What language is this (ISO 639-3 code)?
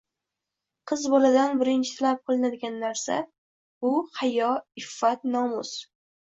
uzb